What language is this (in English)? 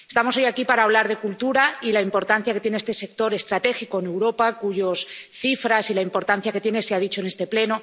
Spanish